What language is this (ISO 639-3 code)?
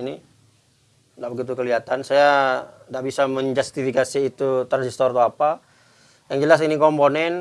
ind